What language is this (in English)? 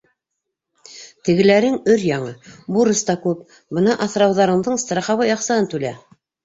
Bashkir